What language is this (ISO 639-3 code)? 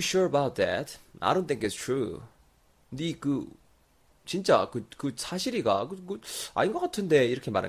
kor